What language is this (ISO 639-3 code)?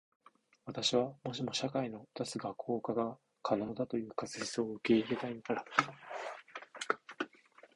jpn